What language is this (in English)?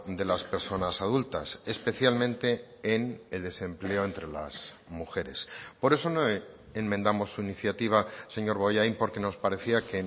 Spanish